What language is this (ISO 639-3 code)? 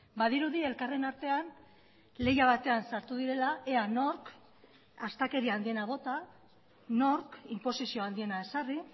eus